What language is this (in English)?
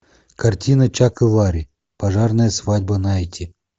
Russian